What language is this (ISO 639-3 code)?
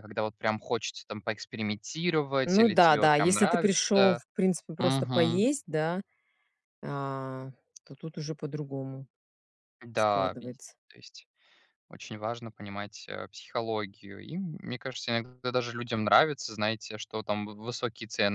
rus